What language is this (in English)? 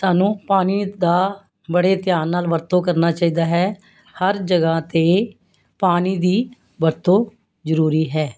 Punjabi